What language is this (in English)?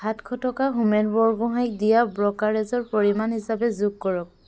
Assamese